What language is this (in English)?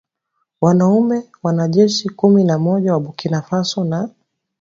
Swahili